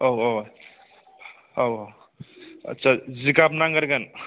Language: Bodo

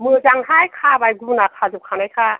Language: Bodo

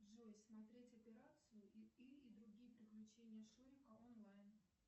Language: Russian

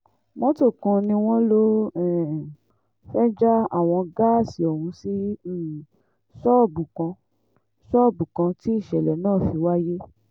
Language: Yoruba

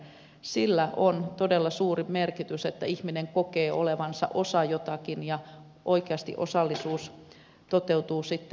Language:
Finnish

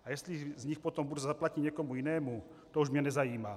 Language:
Czech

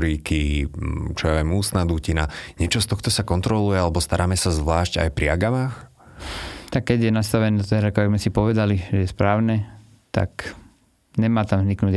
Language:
Slovak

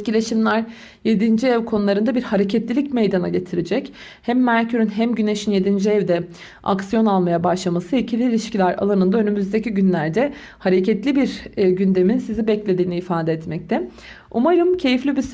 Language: Turkish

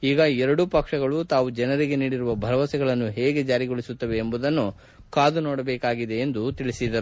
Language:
Kannada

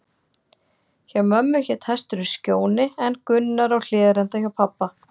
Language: Icelandic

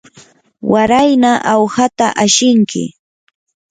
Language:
Yanahuanca Pasco Quechua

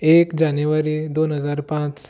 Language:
Konkani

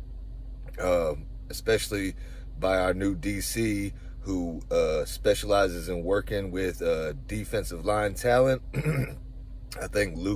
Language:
English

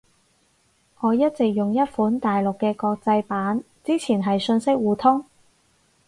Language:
Cantonese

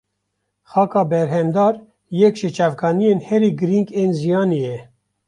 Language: Kurdish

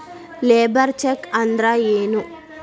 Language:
Kannada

